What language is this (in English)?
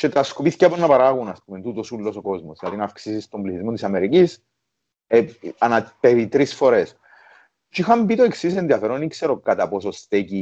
Greek